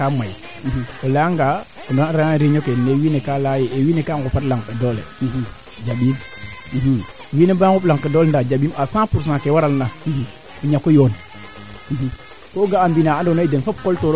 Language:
Serer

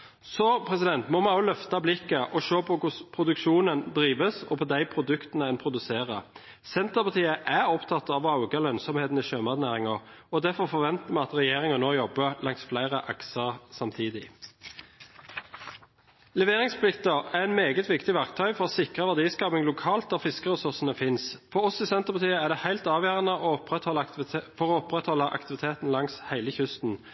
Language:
Norwegian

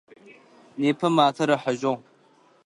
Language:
Adyghe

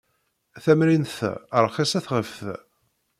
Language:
Kabyle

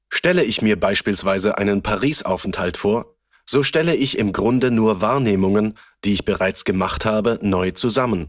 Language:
German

